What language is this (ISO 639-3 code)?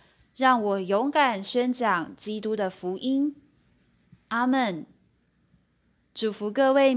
zho